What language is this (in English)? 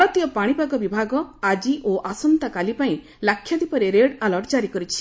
Odia